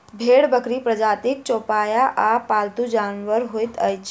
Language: Maithili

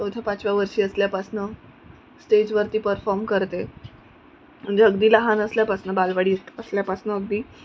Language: Marathi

